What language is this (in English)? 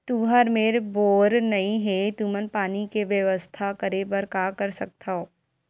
Chhattisgarhi